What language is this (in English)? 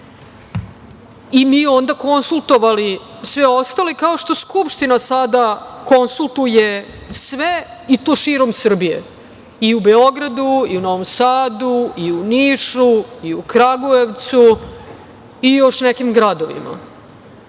Serbian